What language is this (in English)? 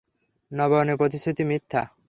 Bangla